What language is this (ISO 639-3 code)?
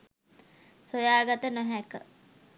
sin